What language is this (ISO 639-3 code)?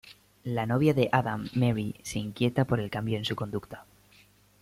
spa